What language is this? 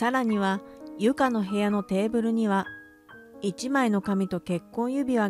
Japanese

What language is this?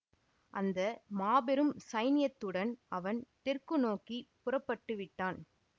Tamil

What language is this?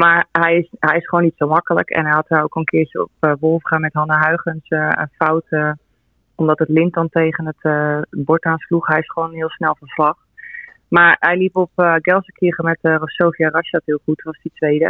Dutch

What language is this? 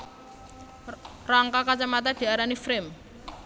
Javanese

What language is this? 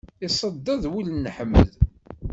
Kabyle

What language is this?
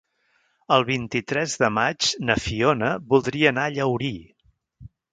Catalan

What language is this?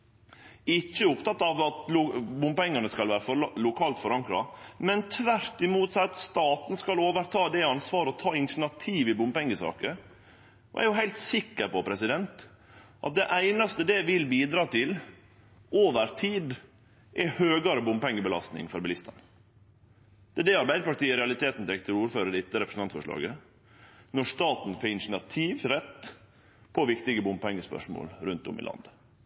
Norwegian Nynorsk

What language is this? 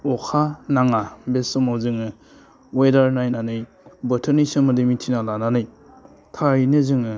Bodo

